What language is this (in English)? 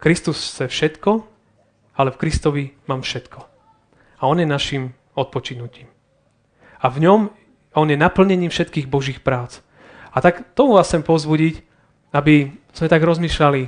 Slovak